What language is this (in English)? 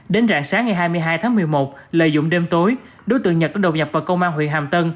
Vietnamese